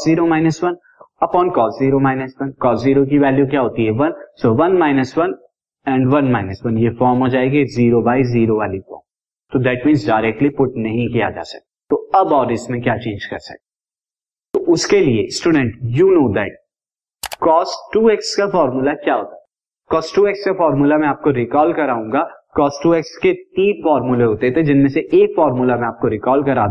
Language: Hindi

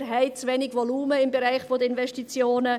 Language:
Swiss German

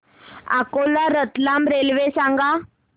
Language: Marathi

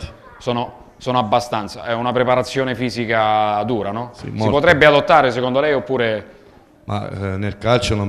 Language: Italian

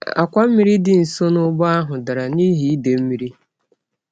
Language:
Igbo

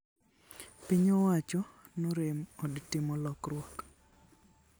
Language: Luo (Kenya and Tanzania)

